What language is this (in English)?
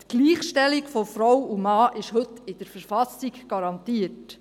Swiss German